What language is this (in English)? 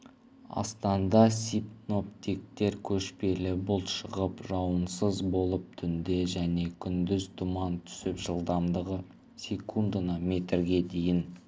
Kazakh